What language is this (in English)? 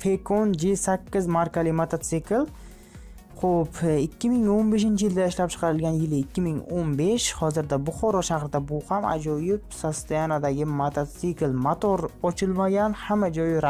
Turkish